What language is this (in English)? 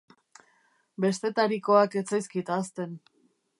Basque